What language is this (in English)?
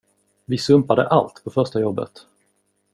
Swedish